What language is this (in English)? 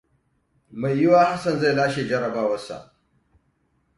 Hausa